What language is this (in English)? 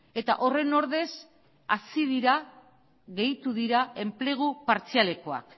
Basque